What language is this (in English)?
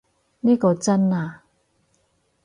Cantonese